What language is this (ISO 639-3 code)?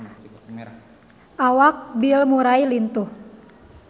sun